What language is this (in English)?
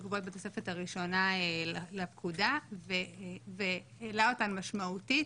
Hebrew